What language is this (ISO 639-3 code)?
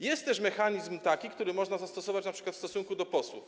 pol